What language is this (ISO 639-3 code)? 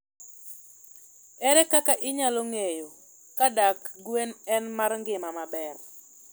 luo